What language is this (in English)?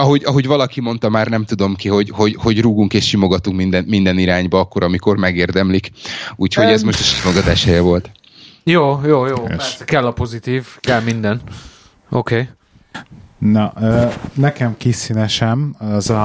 Hungarian